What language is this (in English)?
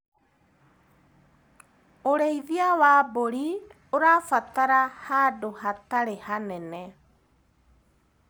Kikuyu